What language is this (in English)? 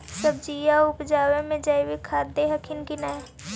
Magahi